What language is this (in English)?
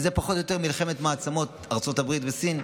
Hebrew